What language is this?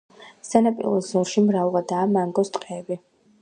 Georgian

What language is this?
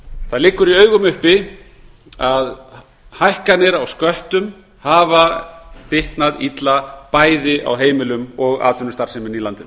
Icelandic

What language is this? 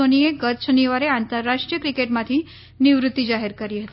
Gujarati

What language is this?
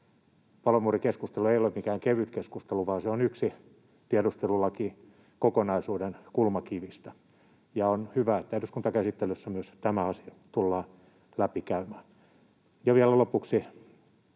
Finnish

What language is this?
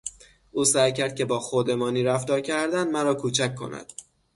Persian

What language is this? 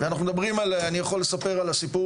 Hebrew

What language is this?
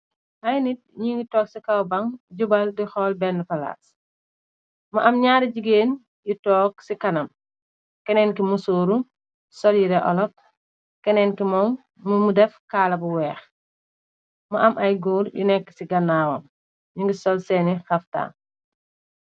Wolof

